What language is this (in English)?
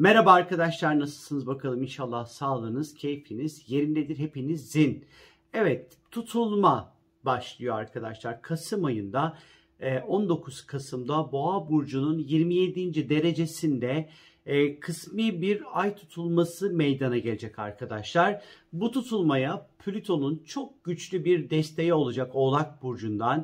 Turkish